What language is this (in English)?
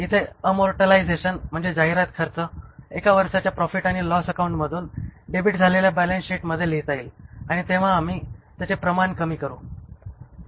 Marathi